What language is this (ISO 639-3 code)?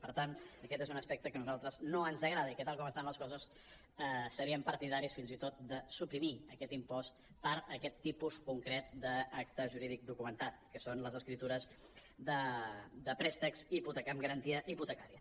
cat